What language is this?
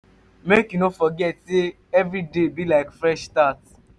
Nigerian Pidgin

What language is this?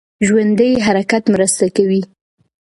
Pashto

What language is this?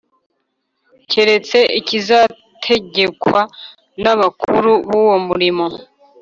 Kinyarwanda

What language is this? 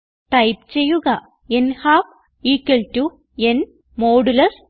Malayalam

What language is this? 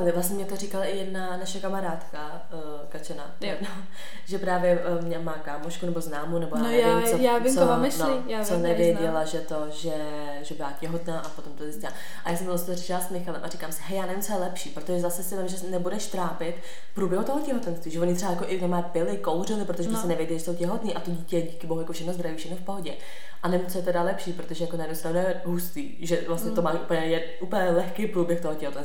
Czech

